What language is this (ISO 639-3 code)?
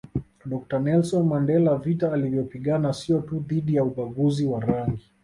swa